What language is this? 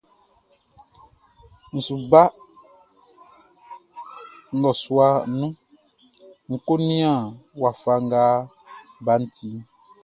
Baoulé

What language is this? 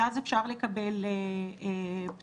Hebrew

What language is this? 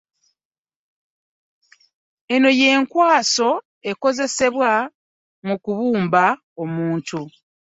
Ganda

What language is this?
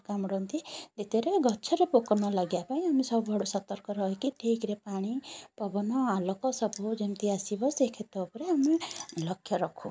Odia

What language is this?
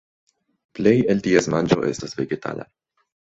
Esperanto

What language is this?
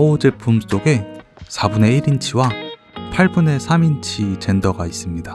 Korean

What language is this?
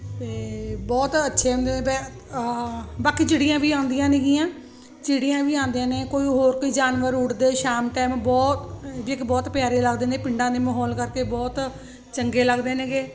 Punjabi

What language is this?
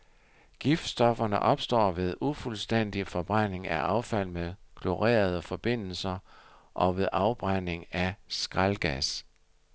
Danish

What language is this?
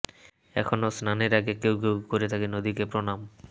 Bangla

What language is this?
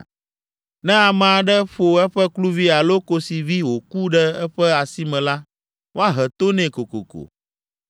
Ewe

